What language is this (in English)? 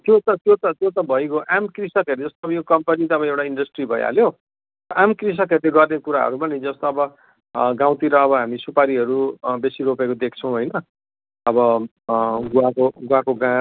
Nepali